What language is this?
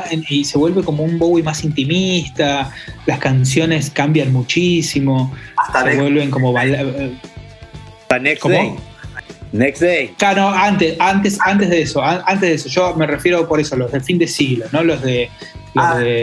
Spanish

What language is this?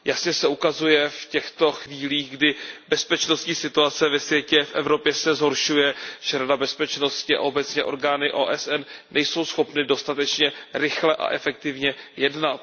Czech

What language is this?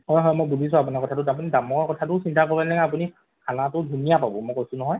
Assamese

